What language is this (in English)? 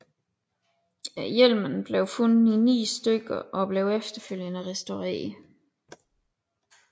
Danish